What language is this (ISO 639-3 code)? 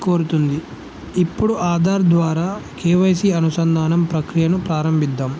tel